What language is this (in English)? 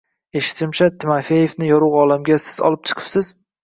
Uzbek